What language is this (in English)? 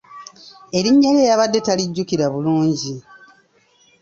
Ganda